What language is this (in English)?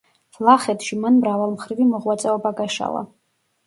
Georgian